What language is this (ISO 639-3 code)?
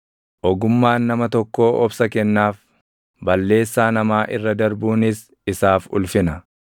orm